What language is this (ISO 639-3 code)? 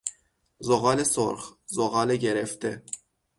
fas